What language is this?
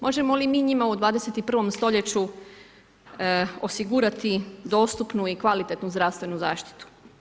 Croatian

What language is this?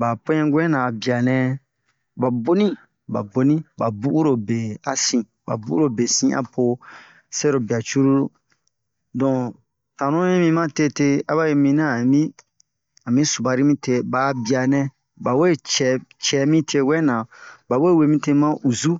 Bomu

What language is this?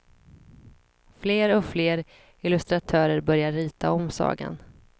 Swedish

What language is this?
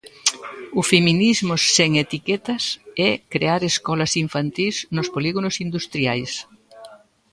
Galician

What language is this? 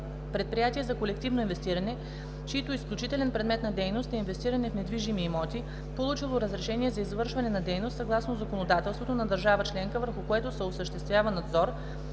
Bulgarian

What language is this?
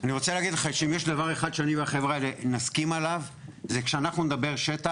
Hebrew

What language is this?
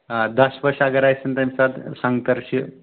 Kashmiri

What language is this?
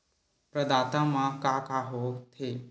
Chhattisgarhi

